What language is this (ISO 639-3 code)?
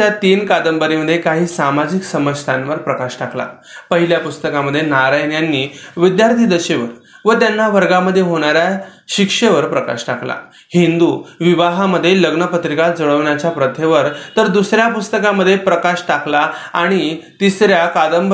mar